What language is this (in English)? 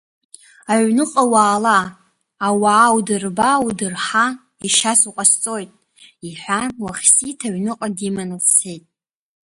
Abkhazian